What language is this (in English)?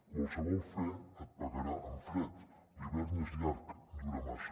Catalan